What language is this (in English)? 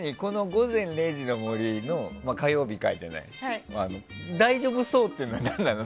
Japanese